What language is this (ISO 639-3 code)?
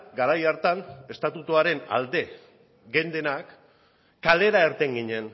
eus